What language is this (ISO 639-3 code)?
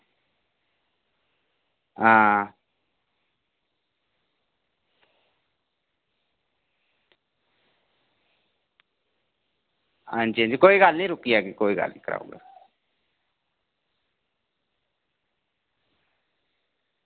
doi